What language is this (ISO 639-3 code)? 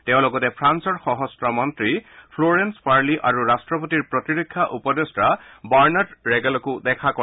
asm